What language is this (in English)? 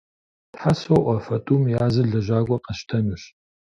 Kabardian